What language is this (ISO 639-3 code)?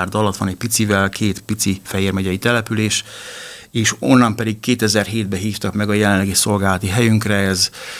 hun